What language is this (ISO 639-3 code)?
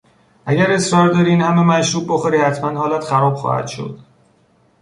fas